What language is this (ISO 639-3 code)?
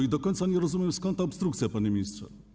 pol